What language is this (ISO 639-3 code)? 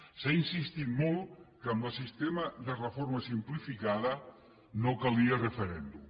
cat